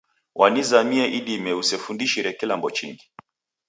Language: Taita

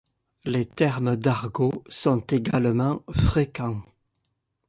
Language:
French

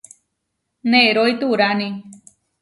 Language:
Huarijio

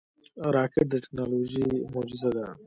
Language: Pashto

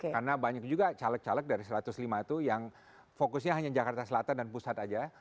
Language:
Indonesian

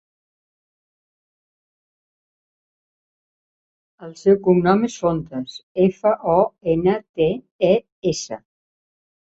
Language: Catalan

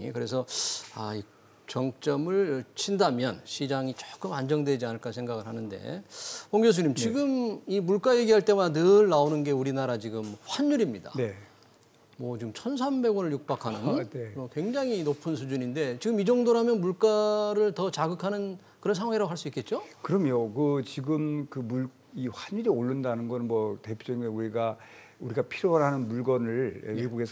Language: Korean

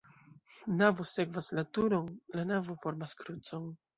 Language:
Esperanto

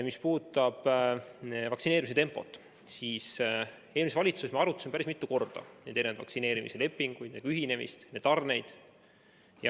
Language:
Estonian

